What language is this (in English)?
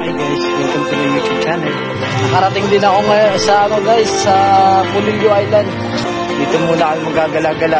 Filipino